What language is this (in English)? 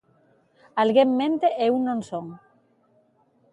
Galician